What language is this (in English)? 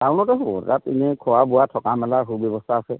Assamese